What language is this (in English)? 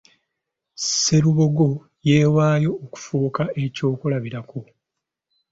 Ganda